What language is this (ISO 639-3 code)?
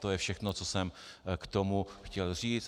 ces